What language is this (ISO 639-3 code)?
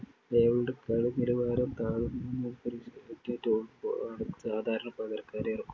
mal